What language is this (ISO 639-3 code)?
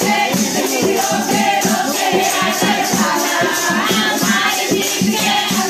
tha